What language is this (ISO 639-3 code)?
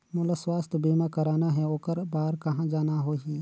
hne